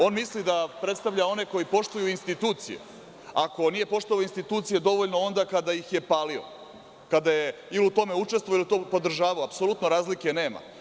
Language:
Serbian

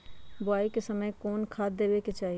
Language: Magahi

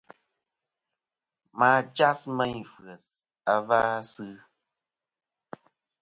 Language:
Kom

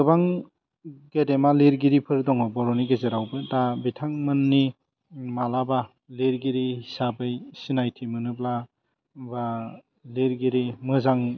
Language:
Bodo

